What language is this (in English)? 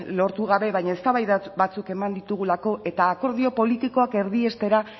Basque